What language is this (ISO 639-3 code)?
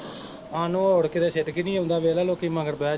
pan